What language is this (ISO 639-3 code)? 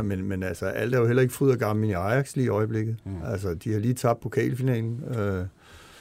dan